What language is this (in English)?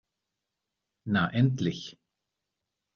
German